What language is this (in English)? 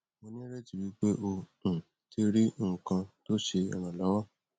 Yoruba